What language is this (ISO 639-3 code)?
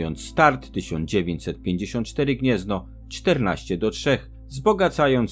pol